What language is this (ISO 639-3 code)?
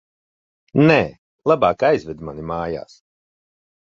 lav